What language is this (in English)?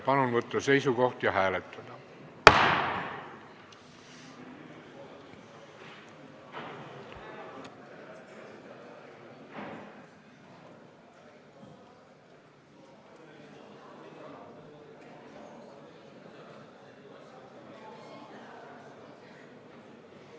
Estonian